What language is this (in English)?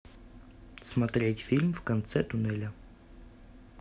Russian